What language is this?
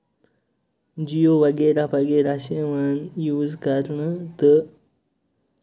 Kashmiri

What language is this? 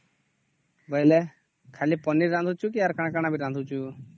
Odia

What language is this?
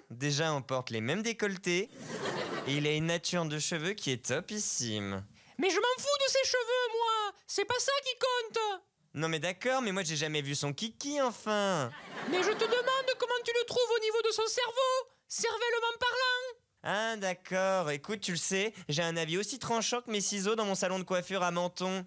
French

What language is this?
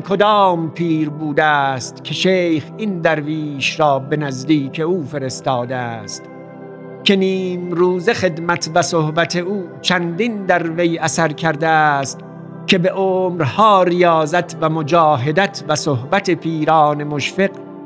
Persian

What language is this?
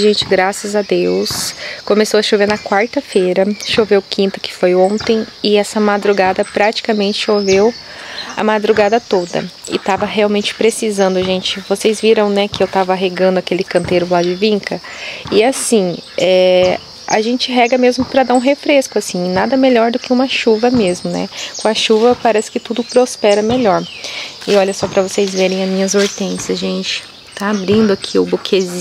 Portuguese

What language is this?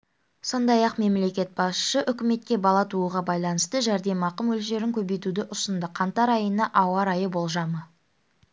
Kazakh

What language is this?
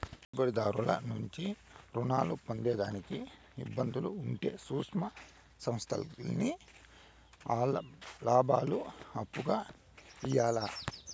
Telugu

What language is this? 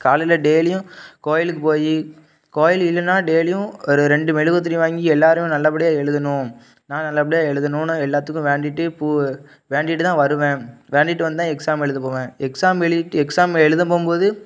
Tamil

